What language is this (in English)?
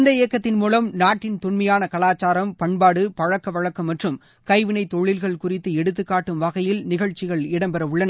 Tamil